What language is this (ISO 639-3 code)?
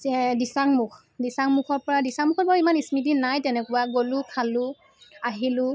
asm